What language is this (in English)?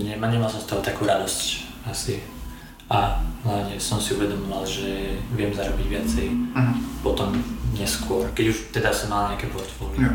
Czech